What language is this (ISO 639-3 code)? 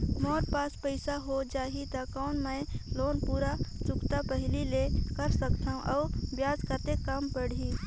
hne